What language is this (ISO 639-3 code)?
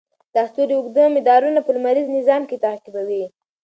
pus